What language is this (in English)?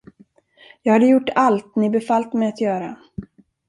Swedish